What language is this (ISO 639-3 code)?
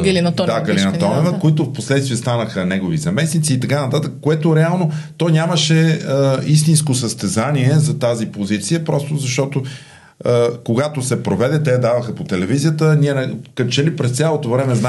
bul